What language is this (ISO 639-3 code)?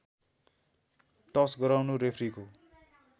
nep